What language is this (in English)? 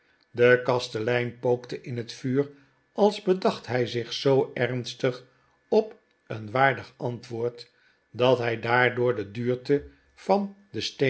Dutch